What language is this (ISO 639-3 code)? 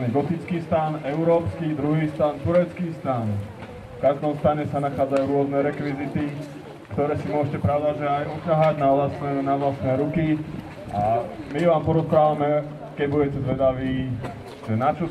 slk